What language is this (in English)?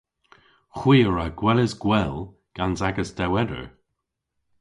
Cornish